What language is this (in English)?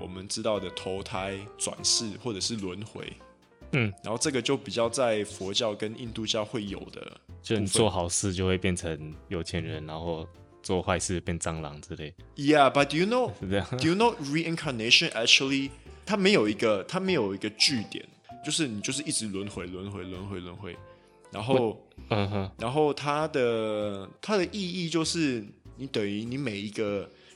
Chinese